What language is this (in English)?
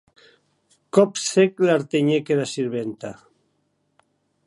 Occitan